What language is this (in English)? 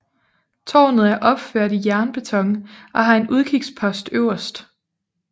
Danish